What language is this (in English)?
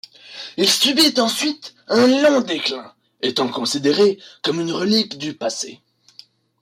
French